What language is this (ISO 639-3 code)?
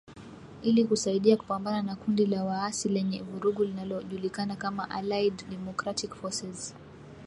swa